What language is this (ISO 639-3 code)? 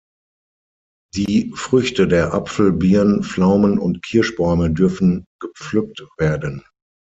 deu